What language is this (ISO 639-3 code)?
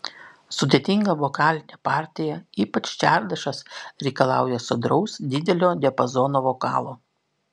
lit